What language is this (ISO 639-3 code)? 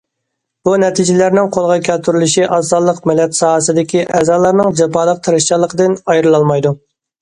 uig